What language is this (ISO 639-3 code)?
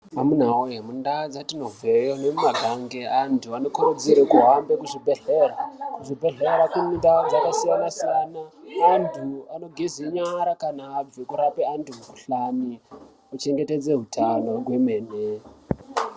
ndc